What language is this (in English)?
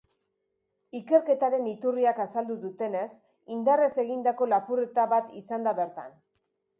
Basque